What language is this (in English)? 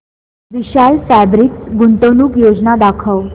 Marathi